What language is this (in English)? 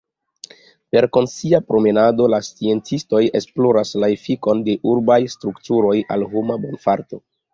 Esperanto